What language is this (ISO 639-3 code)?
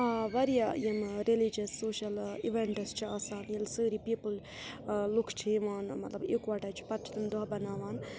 kas